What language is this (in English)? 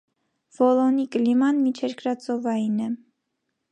Armenian